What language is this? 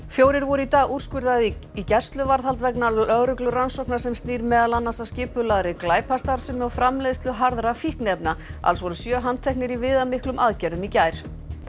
Icelandic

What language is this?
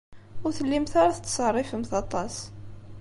Kabyle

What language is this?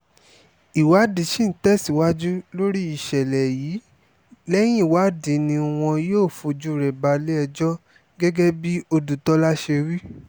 Yoruba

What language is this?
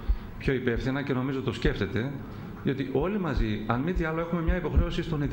Greek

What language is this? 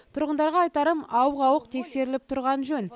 Kazakh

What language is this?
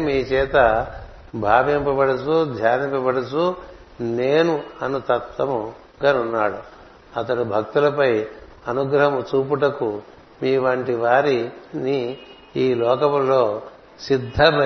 Telugu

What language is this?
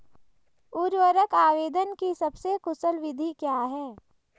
Hindi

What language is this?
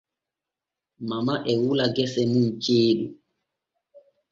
Borgu Fulfulde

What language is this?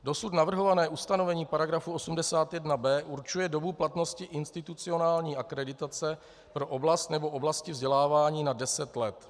Czech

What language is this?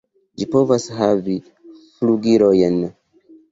Esperanto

